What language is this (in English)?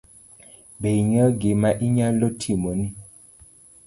Luo (Kenya and Tanzania)